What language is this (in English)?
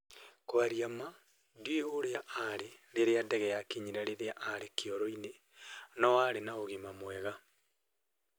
Kikuyu